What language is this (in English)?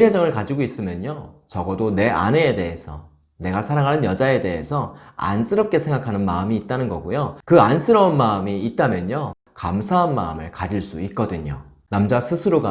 Korean